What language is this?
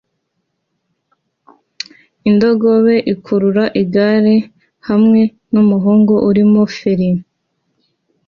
Kinyarwanda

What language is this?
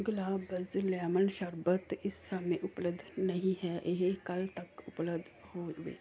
Punjabi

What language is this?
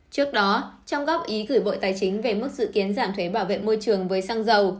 Vietnamese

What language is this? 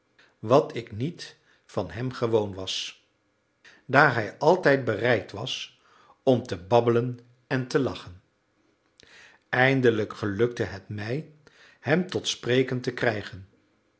Dutch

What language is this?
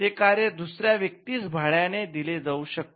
Marathi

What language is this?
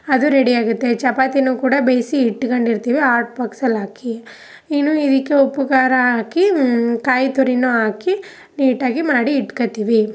Kannada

